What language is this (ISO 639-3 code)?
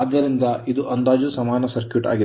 kan